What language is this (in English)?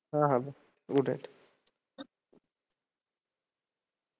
Marathi